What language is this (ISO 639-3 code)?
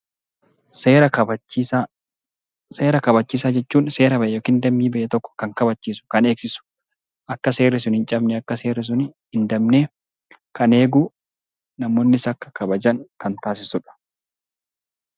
orm